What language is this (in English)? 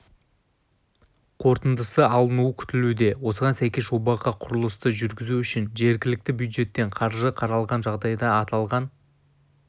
Kazakh